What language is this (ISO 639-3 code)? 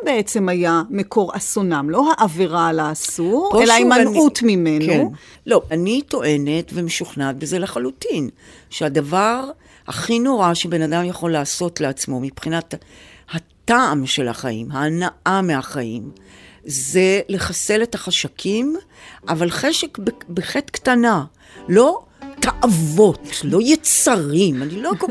heb